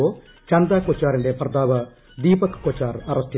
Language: Malayalam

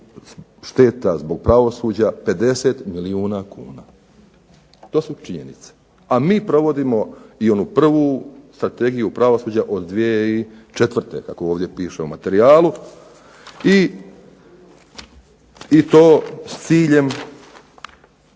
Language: Croatian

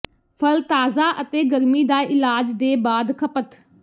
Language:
Punjabi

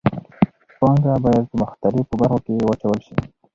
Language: Pashto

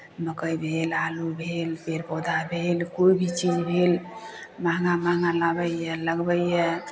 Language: Maithili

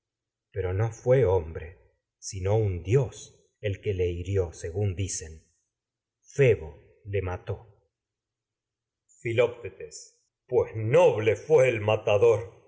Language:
Spanish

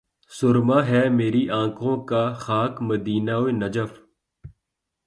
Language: Urdu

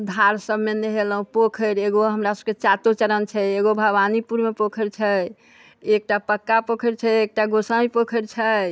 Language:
Maithili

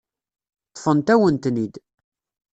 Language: Kabyle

